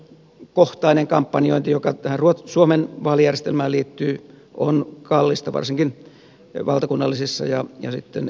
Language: Finnish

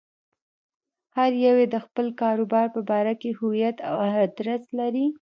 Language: Pashto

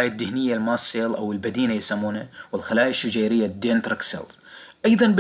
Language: Arabic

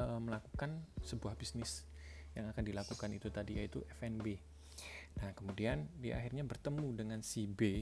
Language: Indonesian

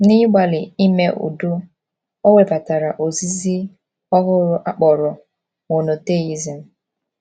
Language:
Igbo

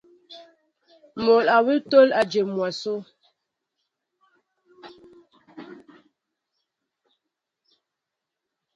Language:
Mbo (Cameroon)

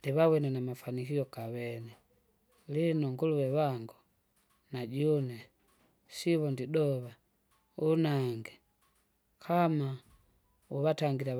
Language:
Kinga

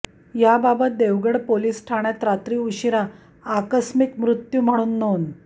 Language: Marathi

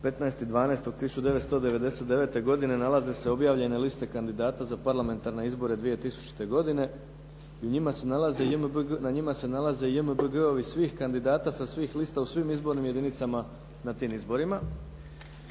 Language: Croatian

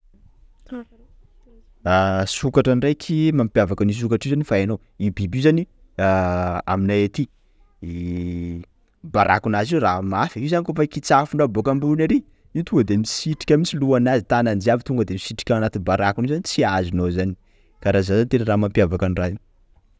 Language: Sakalava Malagasy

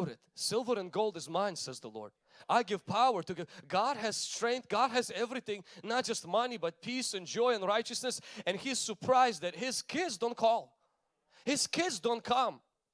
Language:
English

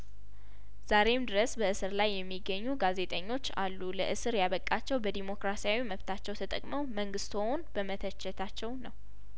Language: Amharic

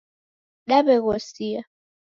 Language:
Taita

